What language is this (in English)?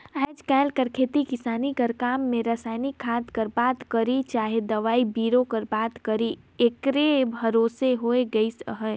Chhattisgarhi